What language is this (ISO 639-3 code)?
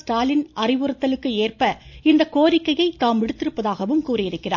tam